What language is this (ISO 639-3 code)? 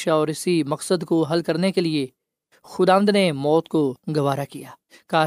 urd